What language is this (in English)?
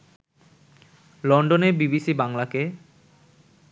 Bangla